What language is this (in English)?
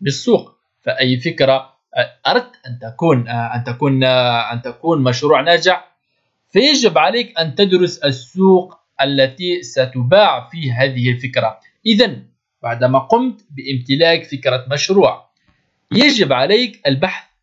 Arabic